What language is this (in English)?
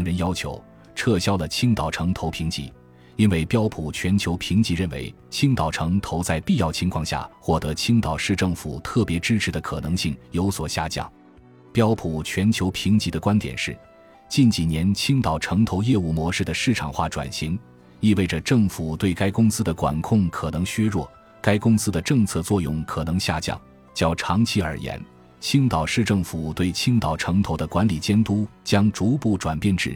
Chinese